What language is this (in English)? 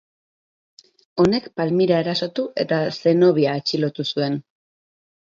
Basque